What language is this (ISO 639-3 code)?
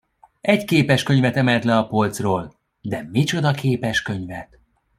hun